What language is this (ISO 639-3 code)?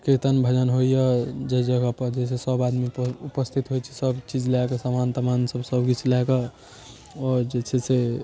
mai